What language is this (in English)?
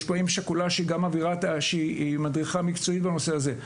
Hebrew